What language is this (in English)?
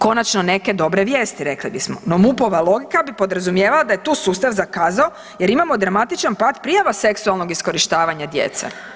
Croatian